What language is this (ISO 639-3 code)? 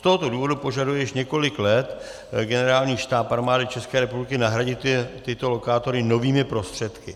ces